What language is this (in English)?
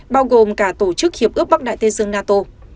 Vietnamese